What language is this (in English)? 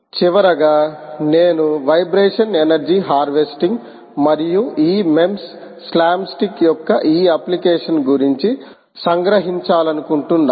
Telugu